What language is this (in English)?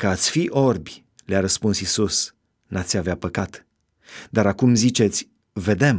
Romanian